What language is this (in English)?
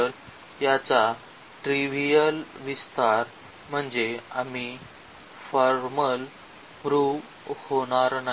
Marathi